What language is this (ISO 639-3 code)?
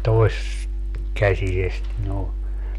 fin